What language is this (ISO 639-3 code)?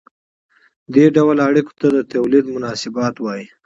pus